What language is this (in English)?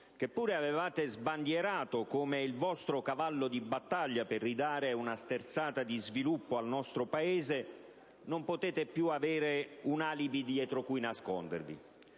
Italian